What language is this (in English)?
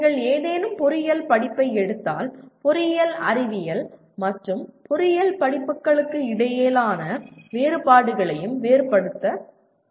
Tamil